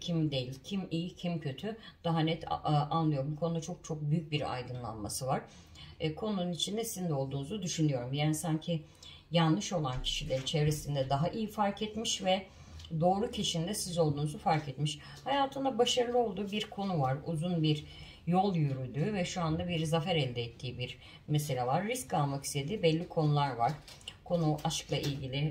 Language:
Turkish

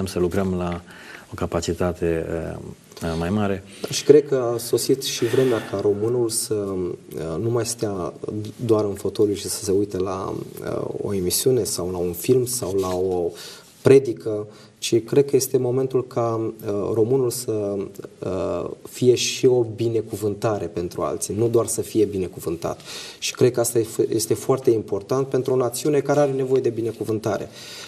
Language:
Romanian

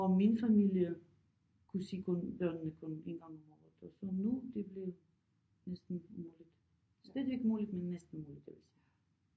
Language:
Danish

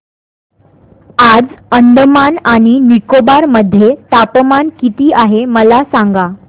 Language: Marathi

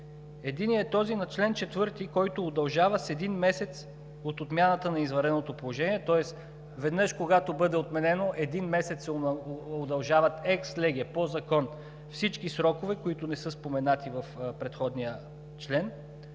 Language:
Bulgarian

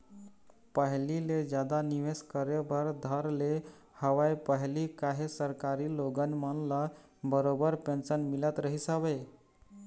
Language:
Chhattisgarhi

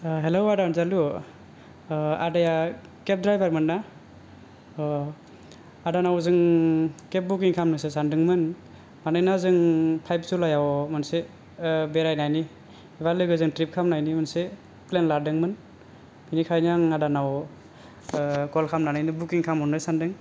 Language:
Bodo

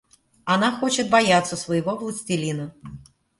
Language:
Russian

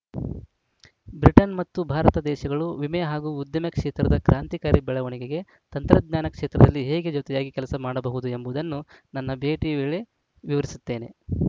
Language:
Kannada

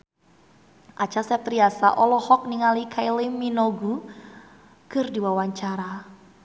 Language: Sundanese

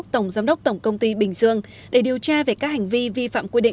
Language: Vietnamese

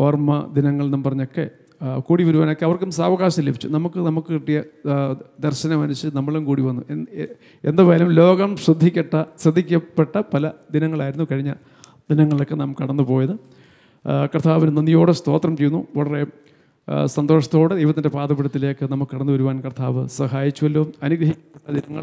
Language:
Malayalam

